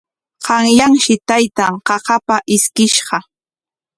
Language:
Corongo Ancash Quechua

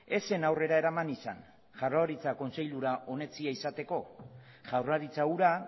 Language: Basque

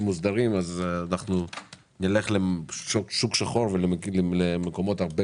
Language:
Hebrew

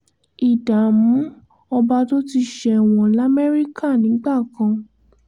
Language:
Yoruba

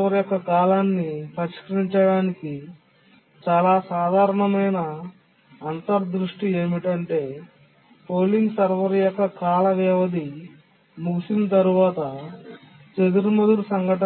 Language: Telugu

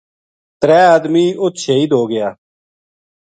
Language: Gujari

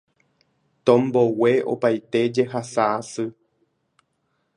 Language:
Guarani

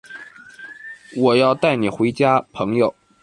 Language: Chinese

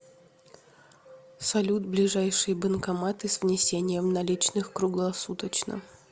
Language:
Russian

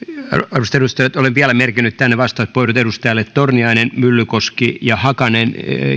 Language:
Finnish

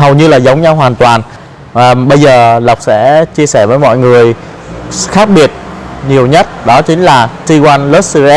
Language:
Vietnamese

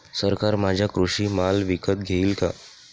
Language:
Marathi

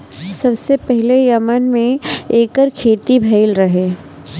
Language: Bhojpuri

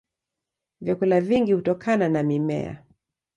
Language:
Swahili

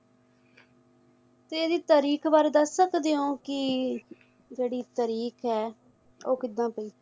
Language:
Punjabi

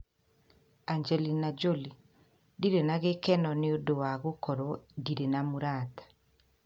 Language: Kikuyu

